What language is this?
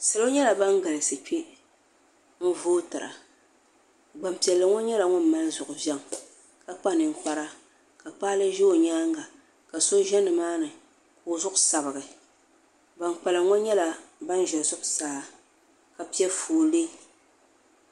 Dagbani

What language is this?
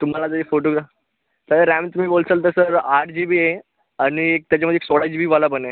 Marathi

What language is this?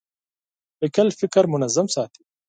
Pashto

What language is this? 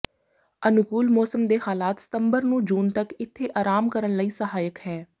Punjabi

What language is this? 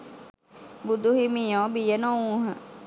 Sinhala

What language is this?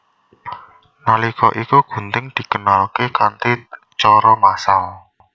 Javanese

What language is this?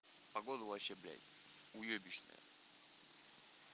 Russian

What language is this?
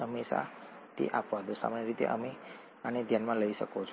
Gujarati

